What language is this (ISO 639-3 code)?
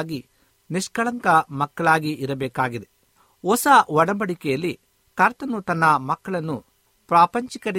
kan